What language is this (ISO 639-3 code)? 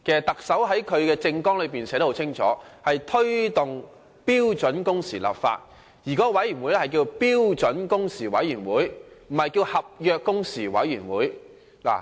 yue